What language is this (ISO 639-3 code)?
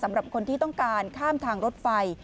tha